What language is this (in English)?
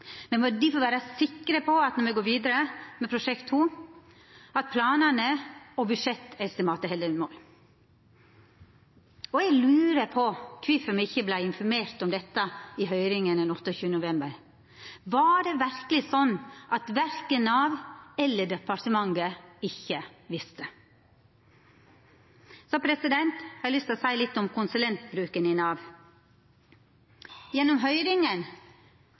Norwegian Nynorsk